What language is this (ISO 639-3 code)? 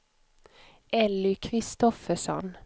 swe